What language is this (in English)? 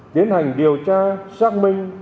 Vietnamese